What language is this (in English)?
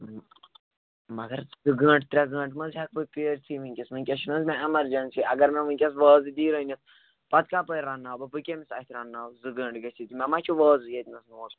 Kashmiri